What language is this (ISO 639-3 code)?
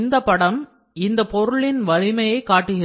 tam